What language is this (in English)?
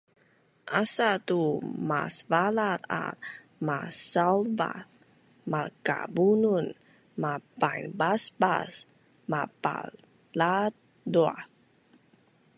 Bunun